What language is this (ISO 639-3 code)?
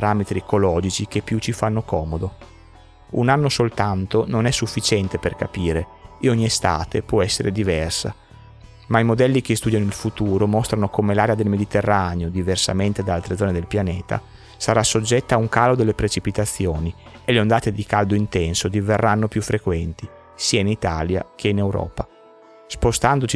ita